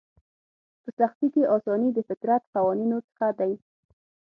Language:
Pashto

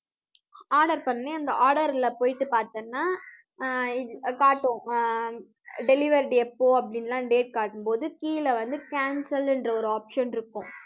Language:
Tamil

